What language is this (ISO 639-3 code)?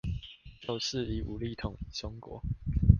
zho